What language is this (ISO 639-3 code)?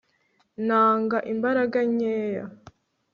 kin